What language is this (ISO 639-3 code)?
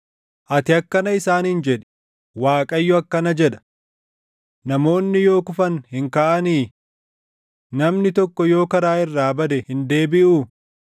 orm